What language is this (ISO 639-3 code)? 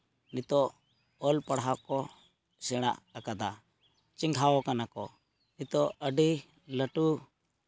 sat